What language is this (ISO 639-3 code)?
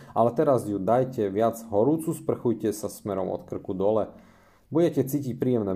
slk